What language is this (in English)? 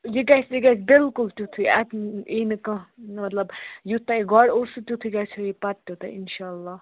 Kashmiri